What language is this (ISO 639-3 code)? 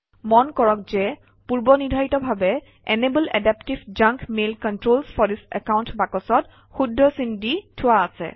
asm